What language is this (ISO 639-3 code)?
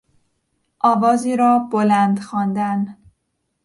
fas